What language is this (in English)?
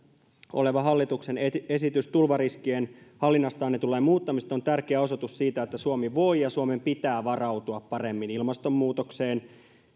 Finnish